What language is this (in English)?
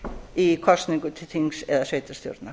Icelandic